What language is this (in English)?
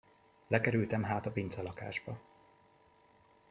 Hungarian